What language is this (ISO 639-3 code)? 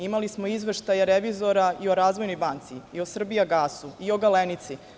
srp